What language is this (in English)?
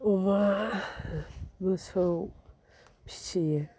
Bodo